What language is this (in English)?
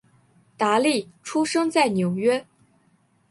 Chinese